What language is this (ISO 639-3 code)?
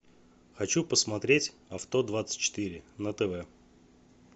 rus